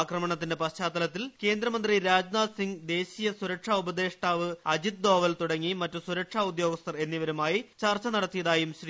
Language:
Malayalam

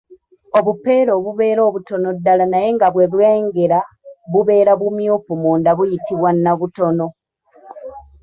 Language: Ganda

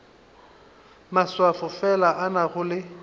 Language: Northern Sotho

